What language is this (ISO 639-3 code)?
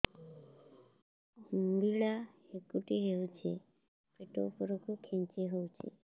ori